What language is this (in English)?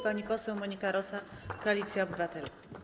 Polish